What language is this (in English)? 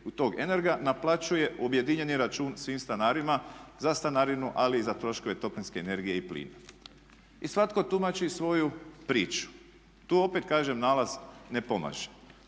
Croatian